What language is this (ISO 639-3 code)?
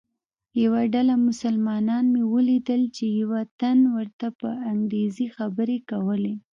pus